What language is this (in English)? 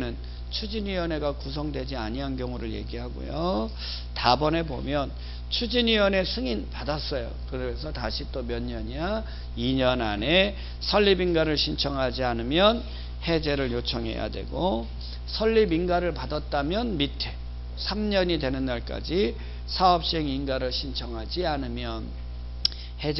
Korean